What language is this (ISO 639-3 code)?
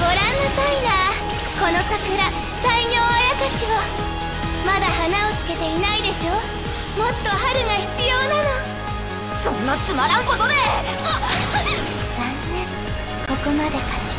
jpn